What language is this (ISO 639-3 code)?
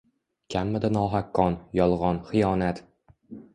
uzb